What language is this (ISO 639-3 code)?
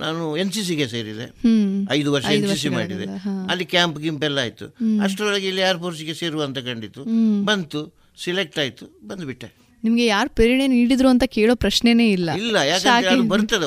kan